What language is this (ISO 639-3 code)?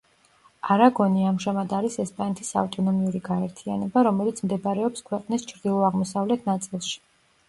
kat